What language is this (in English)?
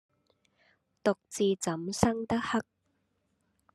Cantonese